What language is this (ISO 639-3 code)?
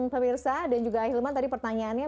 ind